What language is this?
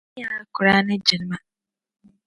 Dagbani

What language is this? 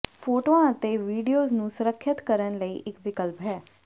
Punjabi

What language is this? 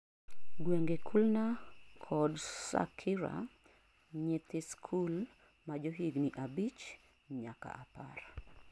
Luo (Kenya and Tanzania)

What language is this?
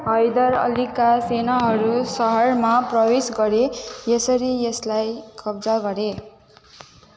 Nepali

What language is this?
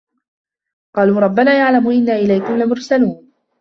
Arabic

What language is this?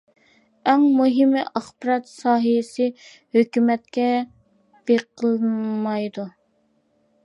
Uyghur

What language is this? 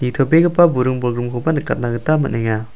Garo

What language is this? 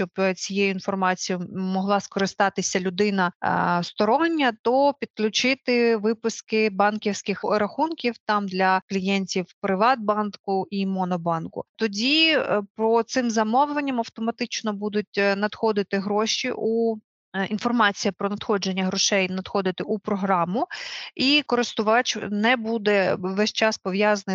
Ukrainian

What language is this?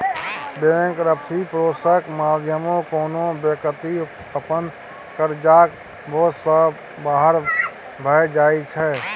Maithili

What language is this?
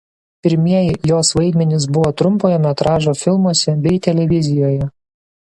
Lithuanian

